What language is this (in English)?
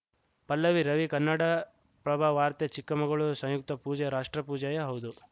Kannada